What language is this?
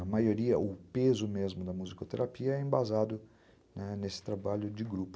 Portuguese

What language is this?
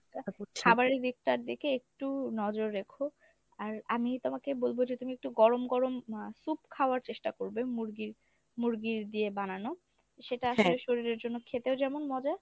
Bangla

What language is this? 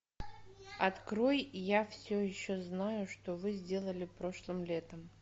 Russian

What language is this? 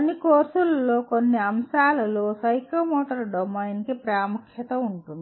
Telugu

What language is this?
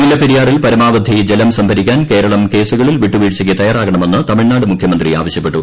Malayalam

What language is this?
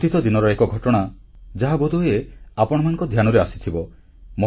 Odia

